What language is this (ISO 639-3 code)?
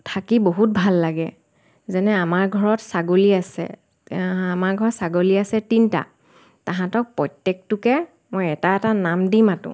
asm